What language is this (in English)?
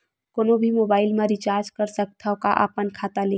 Chhattisgarhi